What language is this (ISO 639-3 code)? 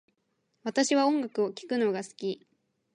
jpn